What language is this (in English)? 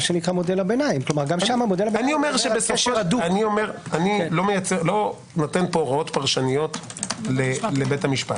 Hebrew